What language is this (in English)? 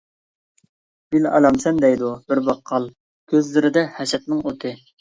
Uyghur